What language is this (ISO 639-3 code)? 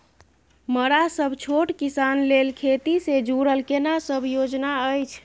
mai